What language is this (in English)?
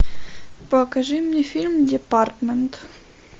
Russian